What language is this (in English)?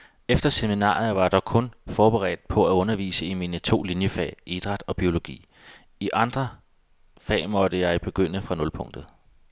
Danish